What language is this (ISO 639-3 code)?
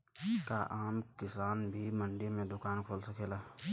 bho